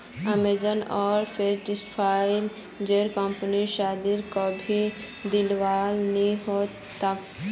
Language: Magahi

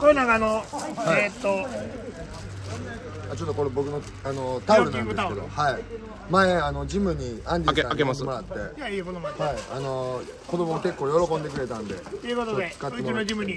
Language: Japanese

